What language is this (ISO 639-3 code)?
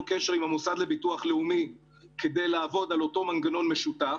heb